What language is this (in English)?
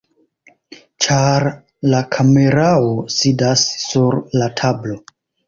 Esperanto